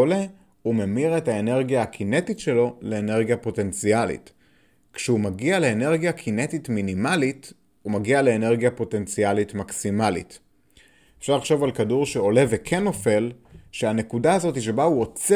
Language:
Hebrew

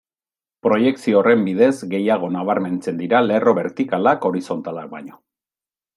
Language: Basque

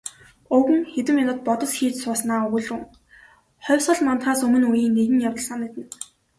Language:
Mongolian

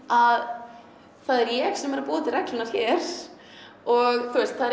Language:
Icelandic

